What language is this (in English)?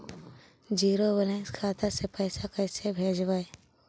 Magahi